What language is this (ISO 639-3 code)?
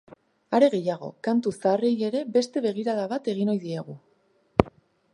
eus